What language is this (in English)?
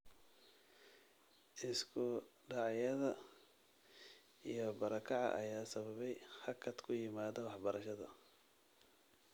Somali